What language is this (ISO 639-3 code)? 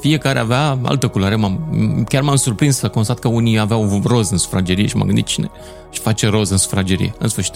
ron